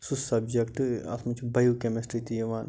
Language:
Kashmiri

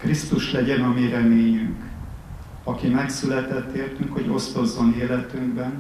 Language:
Hungarian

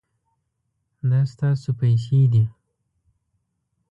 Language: Pashto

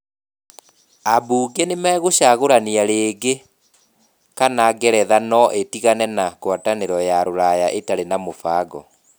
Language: Kikuyu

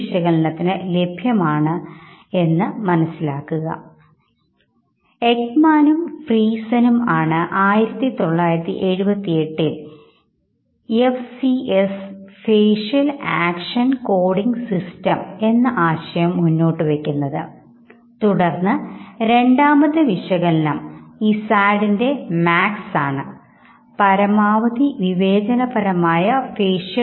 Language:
Malayalam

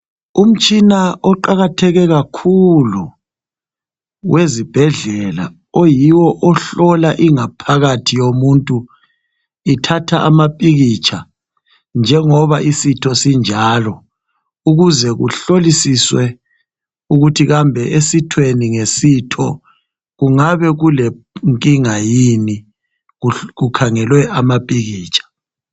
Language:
North Ndebele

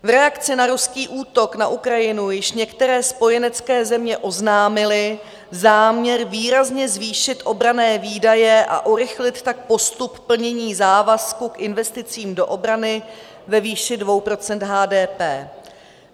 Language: Czech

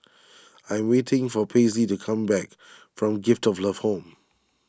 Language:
English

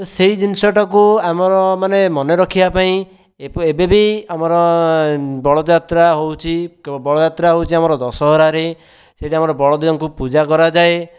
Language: Odia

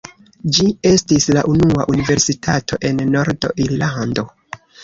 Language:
Esperanto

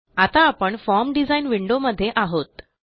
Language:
Marathi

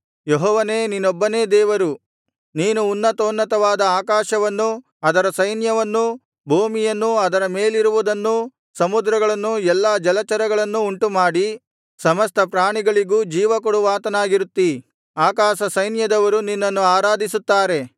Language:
Kannada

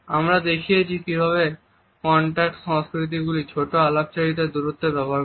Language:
Bangla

